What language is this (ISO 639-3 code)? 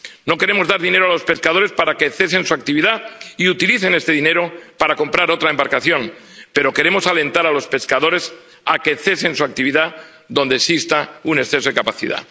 spa